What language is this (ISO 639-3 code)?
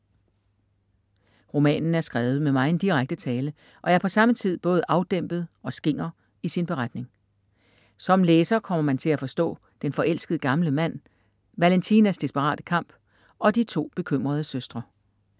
dan